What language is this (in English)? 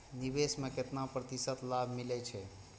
Maithili